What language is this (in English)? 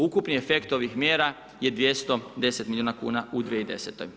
Croatian